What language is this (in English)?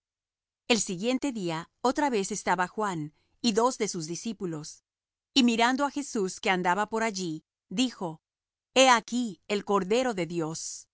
Spanish